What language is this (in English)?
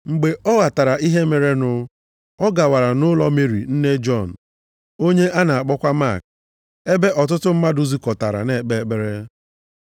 Igbo